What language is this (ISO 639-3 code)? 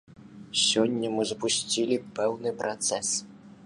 bel